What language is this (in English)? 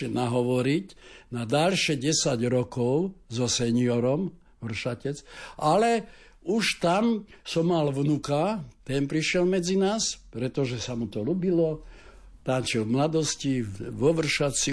Slovak